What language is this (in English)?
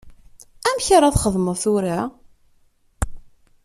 Kabyle